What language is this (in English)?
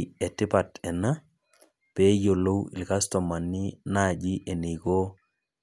Masai